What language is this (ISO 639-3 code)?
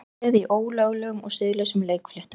isl